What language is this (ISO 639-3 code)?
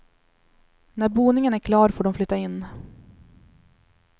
swe